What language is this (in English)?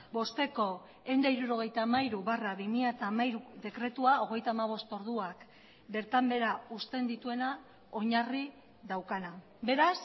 Basque